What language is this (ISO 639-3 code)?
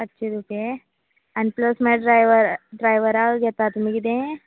kok